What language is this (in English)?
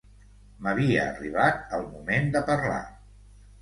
Catalan